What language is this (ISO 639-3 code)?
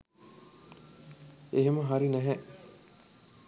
sin